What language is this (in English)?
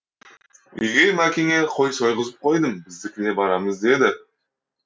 Kazakh